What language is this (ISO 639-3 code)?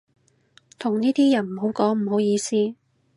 yue